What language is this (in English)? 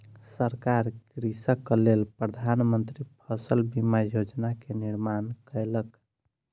Maithili